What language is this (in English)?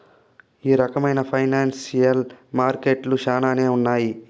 Telugu